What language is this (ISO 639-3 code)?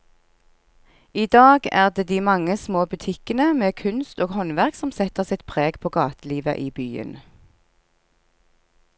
nor